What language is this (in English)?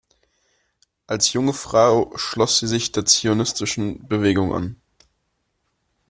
German